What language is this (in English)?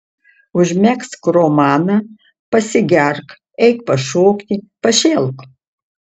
Lithuanian